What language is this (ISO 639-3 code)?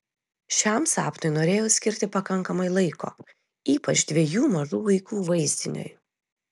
lit